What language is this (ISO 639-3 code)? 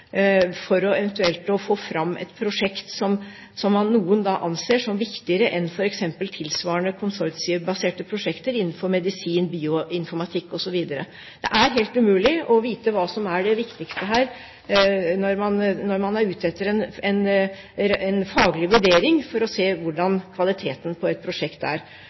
nob